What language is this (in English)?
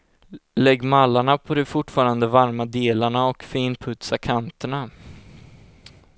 Swedish